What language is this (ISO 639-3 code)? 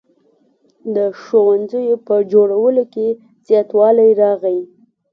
pus